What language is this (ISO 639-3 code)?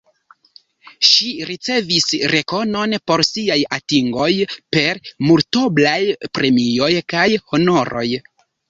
epo